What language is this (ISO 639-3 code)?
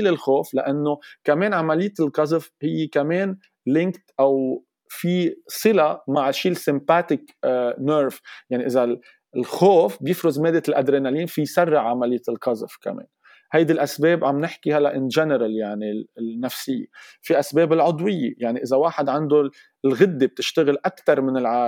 ara